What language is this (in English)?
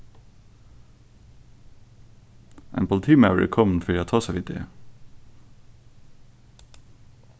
Faroese